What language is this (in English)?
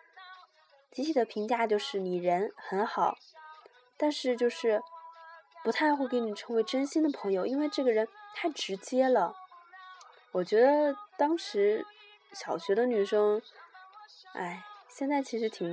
Chinese